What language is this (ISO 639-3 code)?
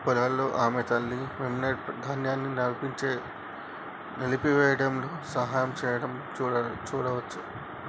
tel